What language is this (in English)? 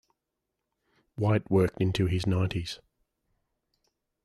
English